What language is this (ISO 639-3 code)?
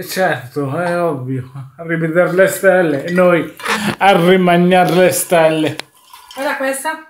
ita